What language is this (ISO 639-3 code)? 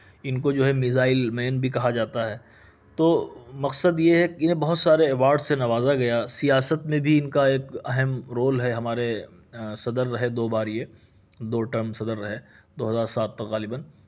urd